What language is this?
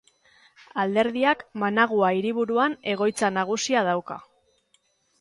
Basque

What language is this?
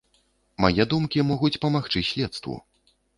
Belarusian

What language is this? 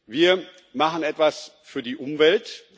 German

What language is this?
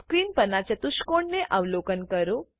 Gujarati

